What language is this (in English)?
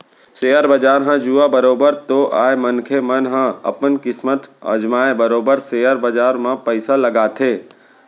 Chhattisgarhi